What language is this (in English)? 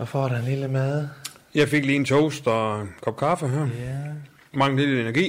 Danish